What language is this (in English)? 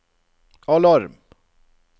Norwegian